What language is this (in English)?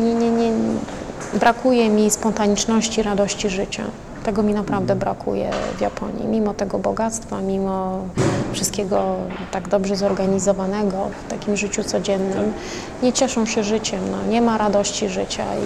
Polish